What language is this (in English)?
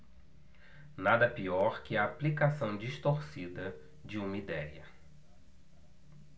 Portuguese